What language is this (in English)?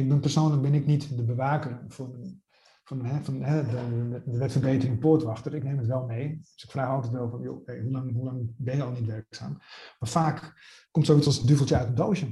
Dutch